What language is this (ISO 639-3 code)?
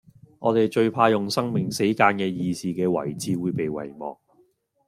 yue